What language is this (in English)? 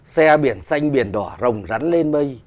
Vietnamese